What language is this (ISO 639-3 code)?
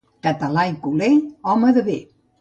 cat